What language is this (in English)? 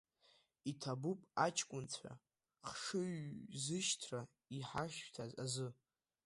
Abkhazian